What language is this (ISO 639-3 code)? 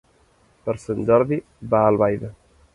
cat